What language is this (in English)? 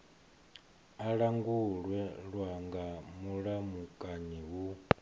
Venda